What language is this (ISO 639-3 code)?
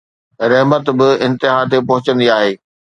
snd